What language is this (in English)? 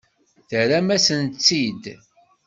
Kabyle